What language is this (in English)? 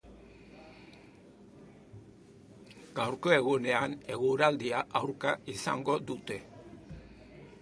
Basque